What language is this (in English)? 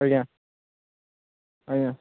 Odia